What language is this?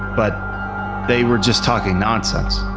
English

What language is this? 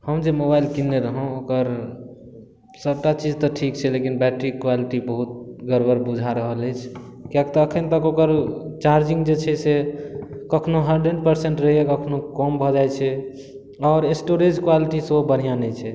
Maithili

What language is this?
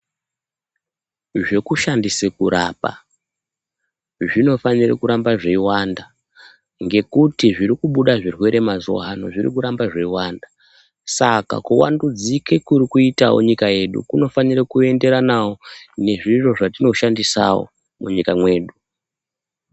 Ndau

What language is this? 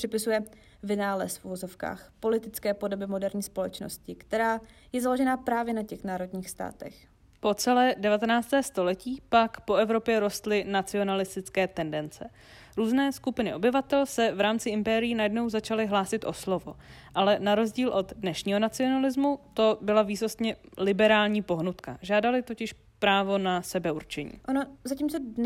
Czech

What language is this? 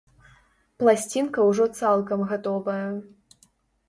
Belarusian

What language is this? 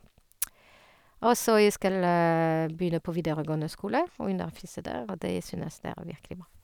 Norwegian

